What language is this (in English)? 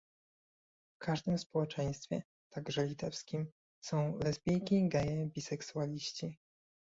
Polish